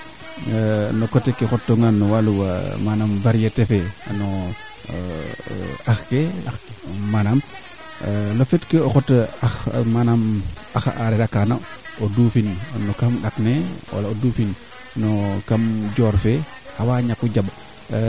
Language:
Serer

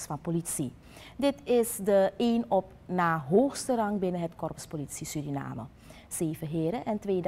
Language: Dutch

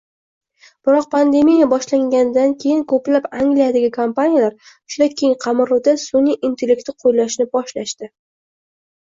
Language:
Uzbek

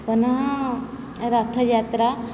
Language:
Sanskrit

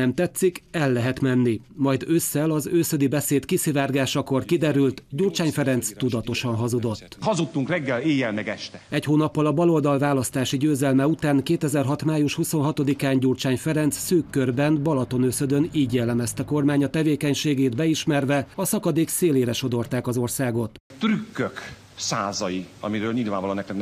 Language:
Hungarian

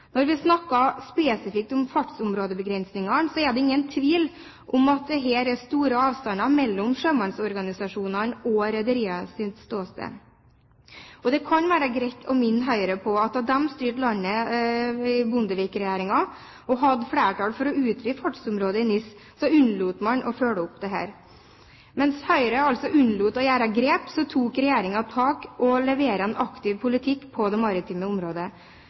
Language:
Norwegian Bokmål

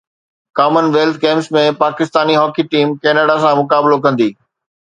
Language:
Sindhi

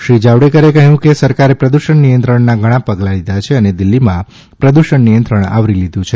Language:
Gujarati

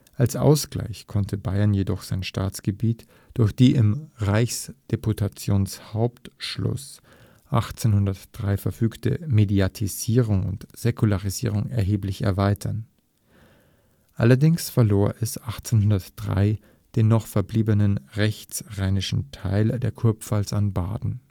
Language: German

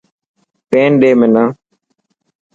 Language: Dhatki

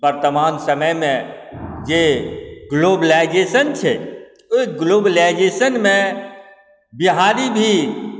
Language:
Maithili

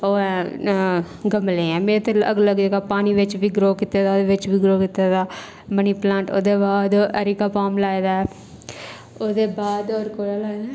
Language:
Dogri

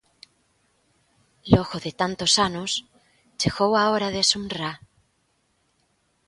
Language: Galician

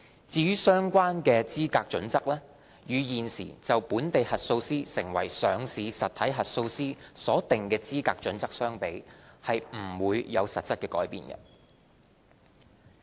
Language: Cantonese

